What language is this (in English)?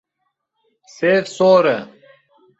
Kurdish